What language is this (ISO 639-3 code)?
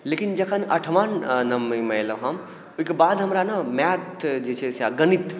mai